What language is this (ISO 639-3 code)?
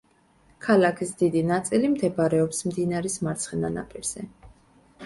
kat